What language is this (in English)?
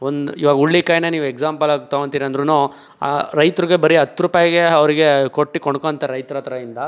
Kannada